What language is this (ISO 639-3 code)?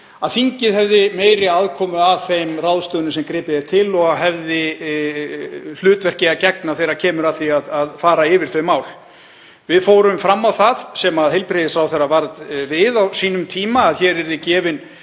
isl